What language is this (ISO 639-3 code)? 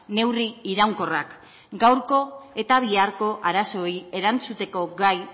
eus